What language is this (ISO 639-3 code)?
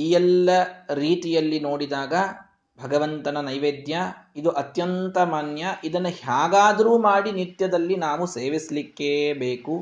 kan